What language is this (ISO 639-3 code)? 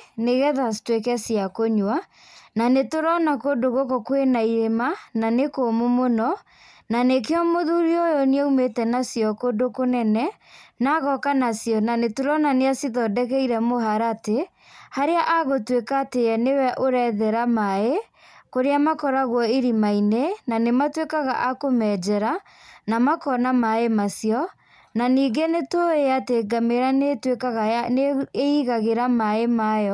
kik